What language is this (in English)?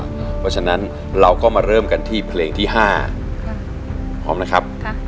Thai